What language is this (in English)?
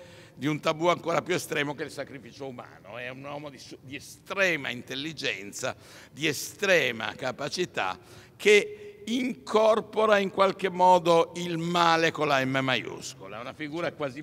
Italian